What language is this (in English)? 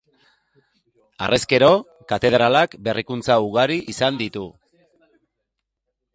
Basque